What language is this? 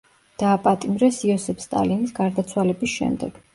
Georgian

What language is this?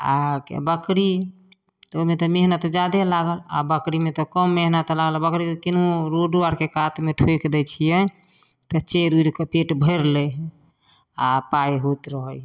Maithili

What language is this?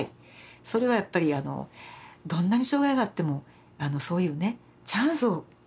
Japanese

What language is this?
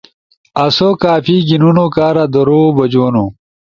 Ushojo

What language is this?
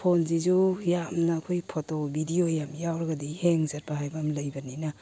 Manipuri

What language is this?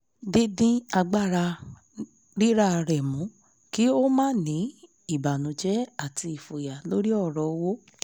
Yoruba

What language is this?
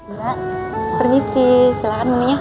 Indonesian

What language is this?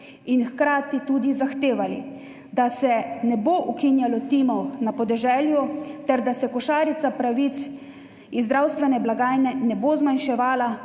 Slovenian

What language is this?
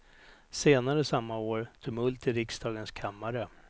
Swedish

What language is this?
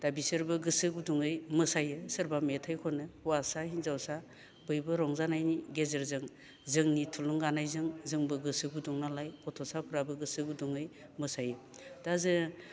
Bodo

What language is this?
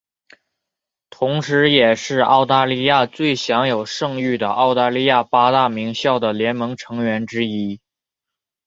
Chinese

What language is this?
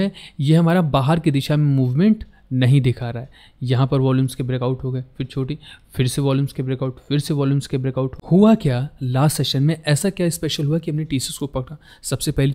Hindi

